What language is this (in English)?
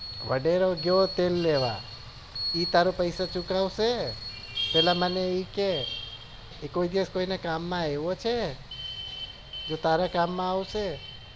Gujarati